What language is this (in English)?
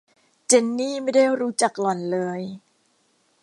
Thai